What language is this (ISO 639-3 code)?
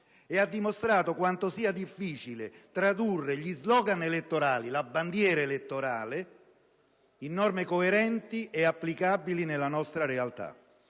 ita